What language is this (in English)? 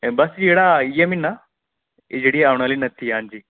Dogri